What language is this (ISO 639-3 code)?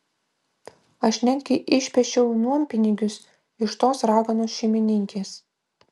lit